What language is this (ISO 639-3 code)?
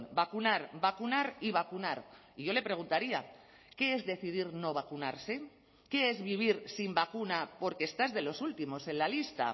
spa